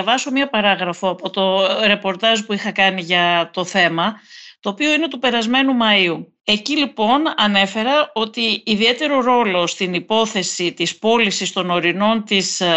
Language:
Greek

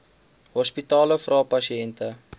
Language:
Afrikaans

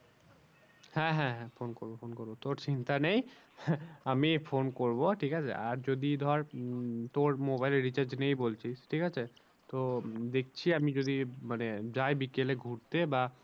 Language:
Bangla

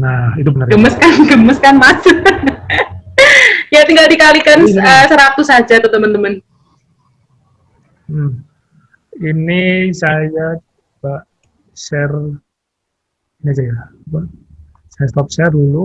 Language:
Indonesian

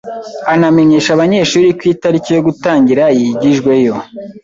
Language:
Kinyarwanda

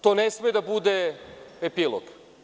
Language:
Serbian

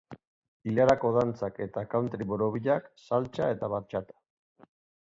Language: Basque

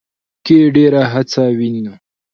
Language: Pashto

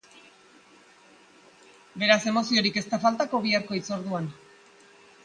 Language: Basque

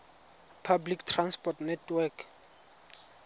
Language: Tswana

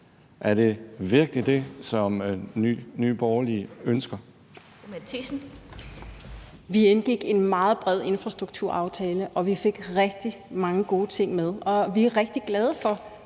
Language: Danish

